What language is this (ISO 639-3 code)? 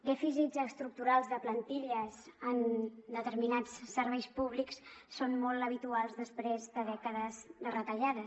cat